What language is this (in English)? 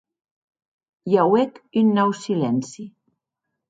Occitan